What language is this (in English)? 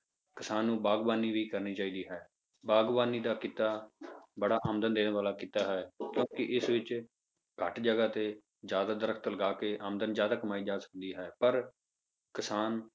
Punjabi